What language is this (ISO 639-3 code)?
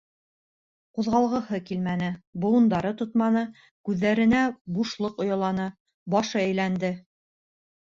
bak